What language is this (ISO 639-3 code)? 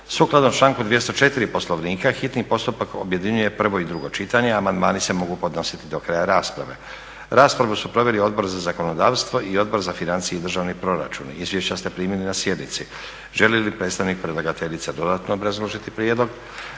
hrv